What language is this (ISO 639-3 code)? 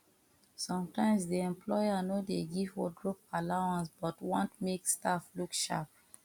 pcm